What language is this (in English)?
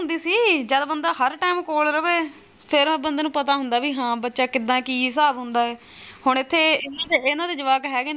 Punjabi